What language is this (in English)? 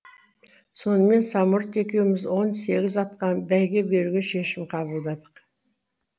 Kazakh